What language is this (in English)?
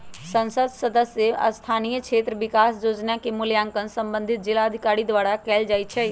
Magahi